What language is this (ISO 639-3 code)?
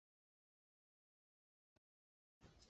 zho